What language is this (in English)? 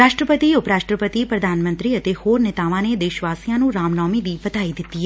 Punjabi